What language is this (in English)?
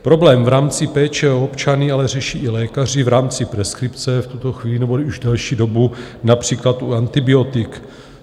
Czech